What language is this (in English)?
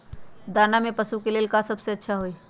Magahi